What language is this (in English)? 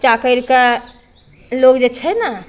Maithili